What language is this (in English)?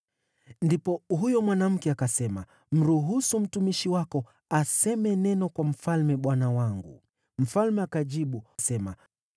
Swahili